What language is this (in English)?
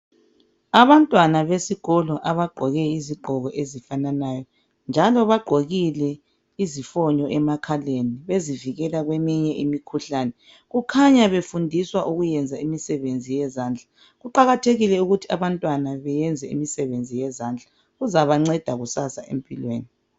North Ndebele